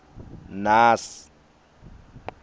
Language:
Swati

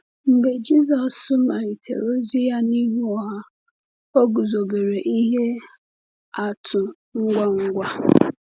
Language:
Igbo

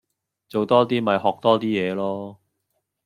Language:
Cantonese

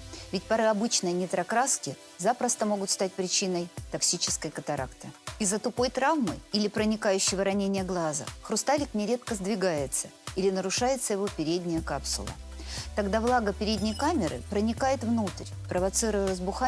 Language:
Russian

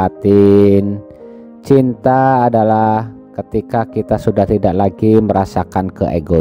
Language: Indonesian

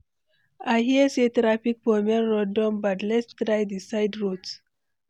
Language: Nigerian Pidgin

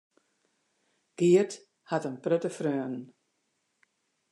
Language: Western Frisian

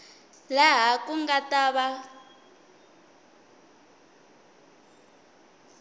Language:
Tsonga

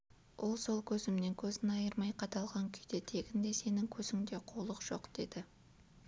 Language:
Kazakh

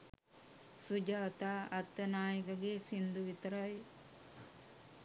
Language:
Sinhala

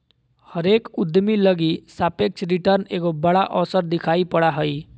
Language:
Magahi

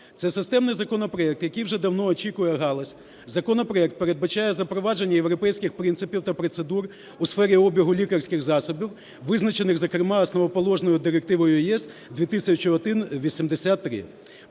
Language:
Ukrainian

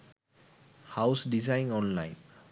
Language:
Sinhala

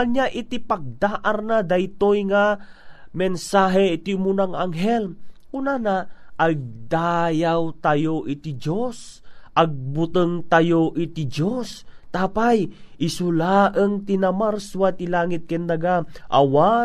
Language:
Filipino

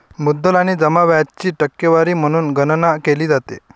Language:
Marathi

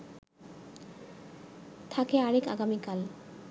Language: Bangla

